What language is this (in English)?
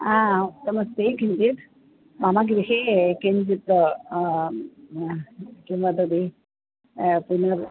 Sanskrit